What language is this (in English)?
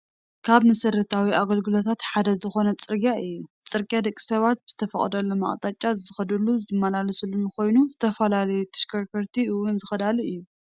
Tigrinya